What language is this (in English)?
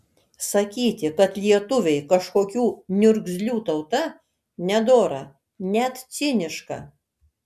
Lithuanian